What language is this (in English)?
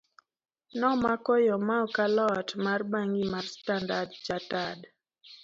Luo (Kenya and Tanzania)